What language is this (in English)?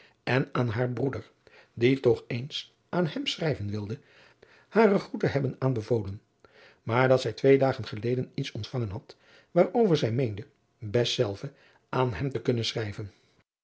Dutch